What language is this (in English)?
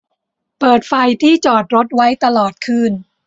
Thai